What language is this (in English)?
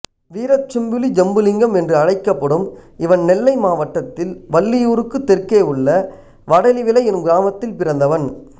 Tamil